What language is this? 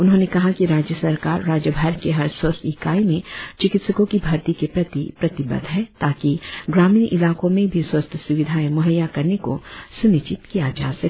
Hindi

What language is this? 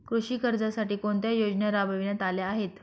Marathi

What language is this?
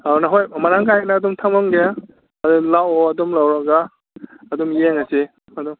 Manipuri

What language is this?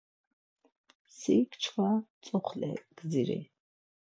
Laz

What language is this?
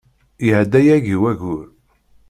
Kabyle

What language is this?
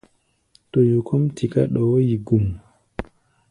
Gbaya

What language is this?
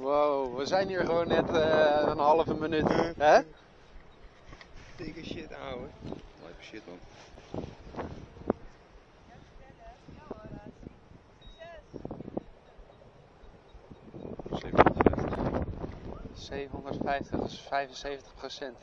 Dutch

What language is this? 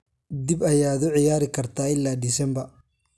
Somali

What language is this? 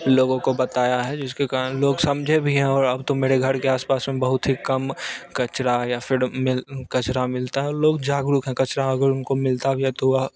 Hindi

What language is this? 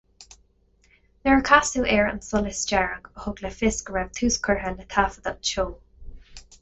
Irish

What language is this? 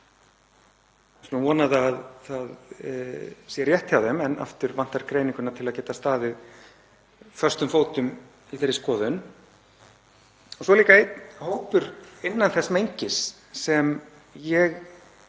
Icelandic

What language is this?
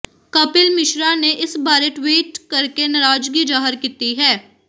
Punjabi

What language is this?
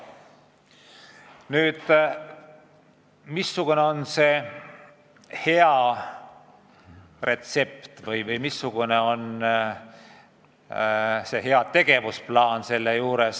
Estonian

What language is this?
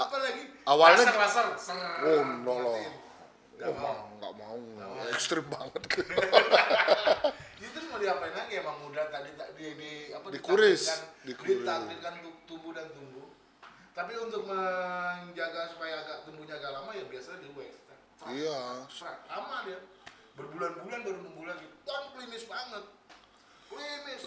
Indonesian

